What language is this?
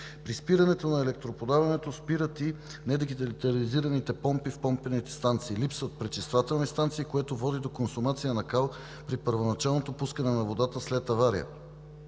Bulgarian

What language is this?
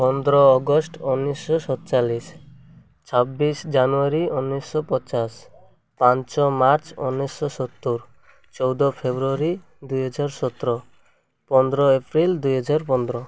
Odia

